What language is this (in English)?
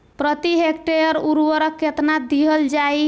Bhojpuri